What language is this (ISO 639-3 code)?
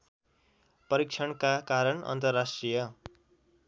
nep